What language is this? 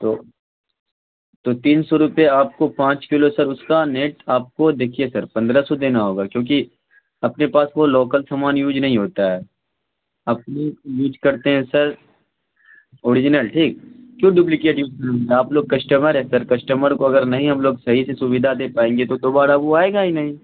Urdu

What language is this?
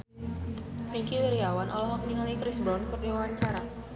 Sundanese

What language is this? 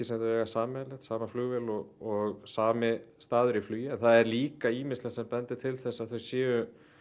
Icelandic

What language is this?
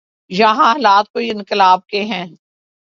Urdu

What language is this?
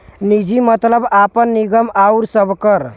Bhojpuri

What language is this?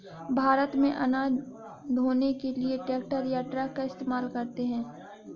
Hindi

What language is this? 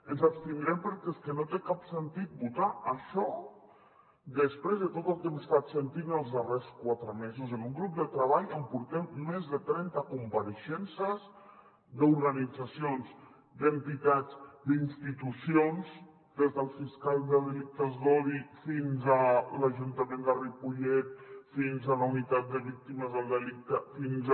Catalan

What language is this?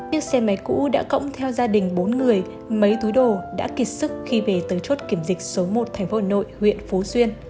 Vietnamese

